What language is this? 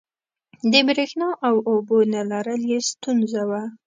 Pashto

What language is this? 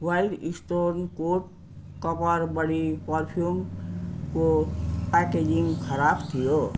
Nepali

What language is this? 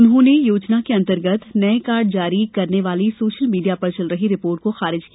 Hindi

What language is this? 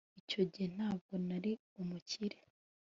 Kinyarwanda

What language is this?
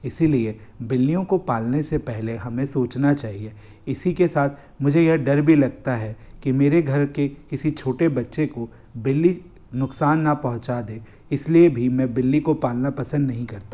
Hindi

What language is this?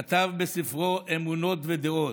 Hebrew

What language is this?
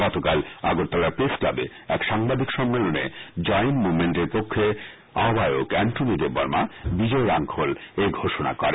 Bangla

